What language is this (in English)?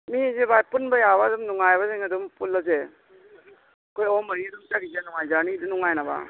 Manipuri